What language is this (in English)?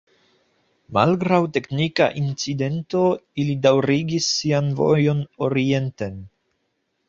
Esperanto